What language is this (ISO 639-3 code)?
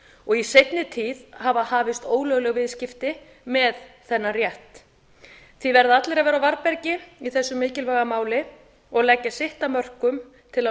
isl